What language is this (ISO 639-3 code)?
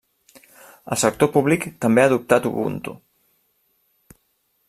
cat